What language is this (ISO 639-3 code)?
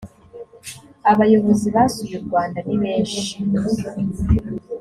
kin